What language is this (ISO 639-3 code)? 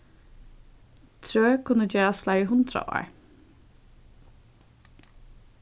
fao